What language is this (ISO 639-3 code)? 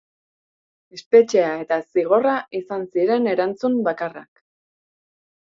eus